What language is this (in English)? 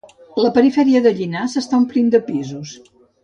Catalan